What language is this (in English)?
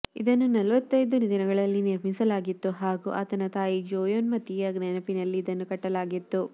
Kannada